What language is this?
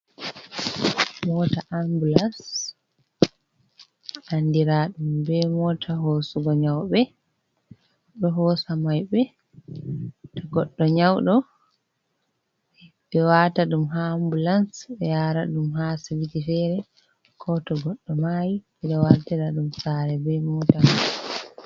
Fula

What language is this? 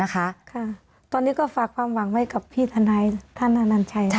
Thai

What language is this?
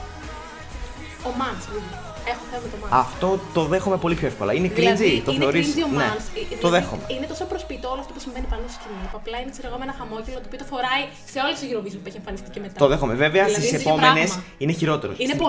Greek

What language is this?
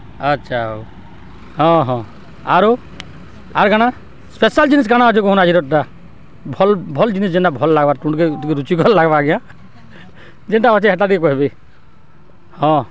Odia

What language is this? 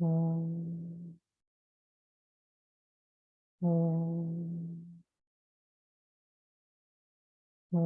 Spanish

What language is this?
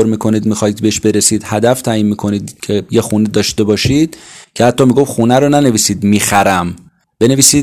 Persian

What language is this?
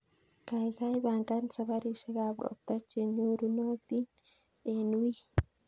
Kalenjin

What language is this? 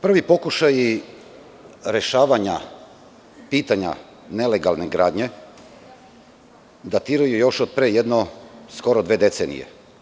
Serbian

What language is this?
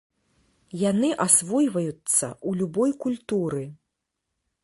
Belarusian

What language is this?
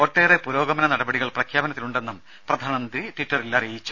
Malayalam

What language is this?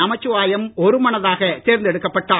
Tamil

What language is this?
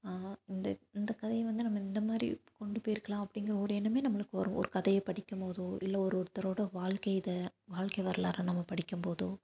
Tamil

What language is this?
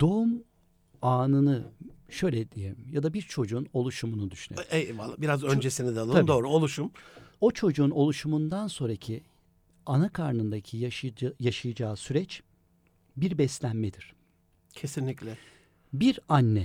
Turkish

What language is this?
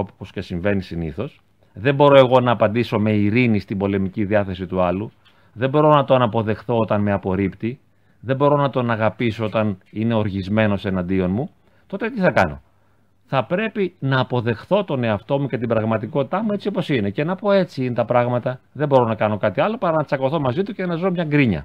Greek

